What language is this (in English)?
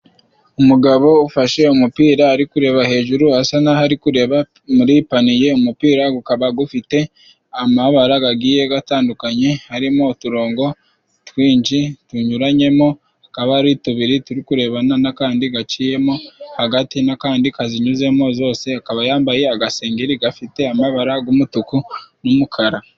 Kinyarwanda